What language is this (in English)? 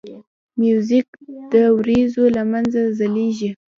Pashto